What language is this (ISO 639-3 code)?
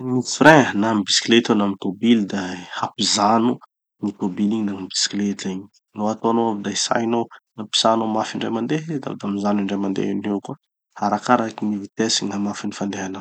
txy